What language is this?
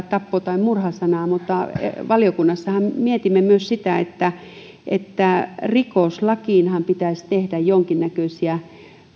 Finnish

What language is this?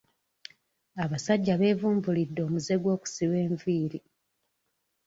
Ganda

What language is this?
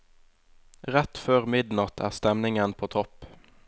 Norwegian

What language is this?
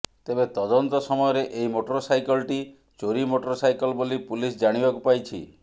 Odia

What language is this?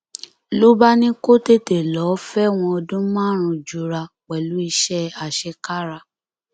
Yoruba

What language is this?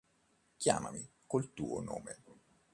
Italian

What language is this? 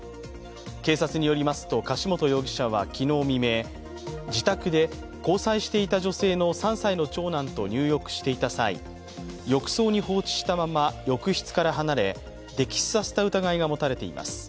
Japanese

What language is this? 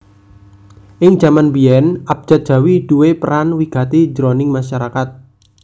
Javanese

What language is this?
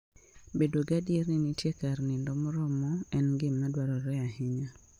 Luo (Kenya and Tanzania)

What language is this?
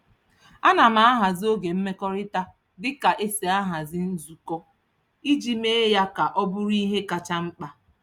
Igbo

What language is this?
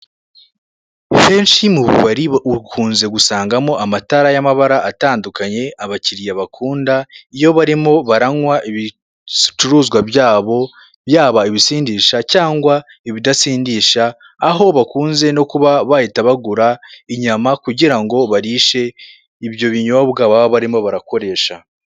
Kinyarwanda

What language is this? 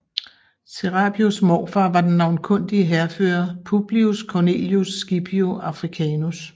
Danish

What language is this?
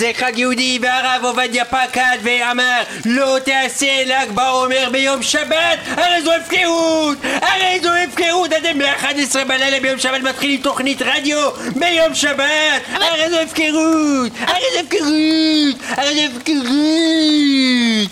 Hebrew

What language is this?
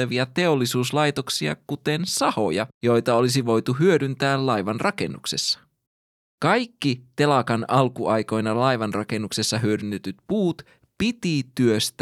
Finnish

